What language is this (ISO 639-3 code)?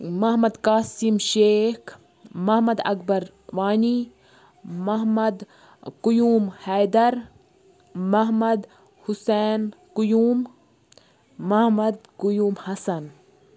kas